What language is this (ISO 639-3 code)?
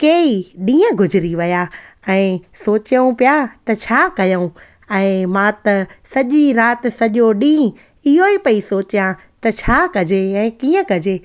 snd